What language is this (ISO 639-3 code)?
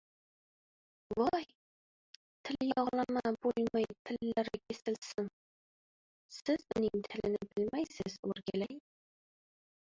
uzb